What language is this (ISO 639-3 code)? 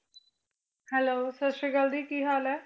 pan